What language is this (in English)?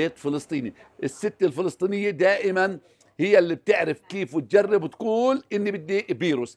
Arabic